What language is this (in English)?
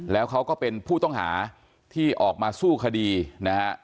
Thai